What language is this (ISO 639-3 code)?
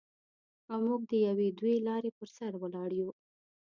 pus